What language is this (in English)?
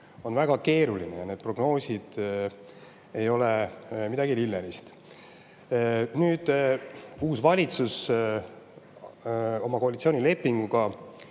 Estonian